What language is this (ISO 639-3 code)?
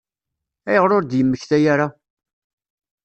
kab